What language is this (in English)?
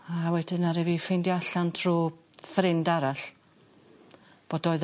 Welsh